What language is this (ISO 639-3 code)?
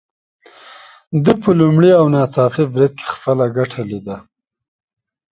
pus